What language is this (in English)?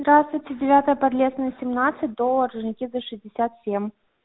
Russian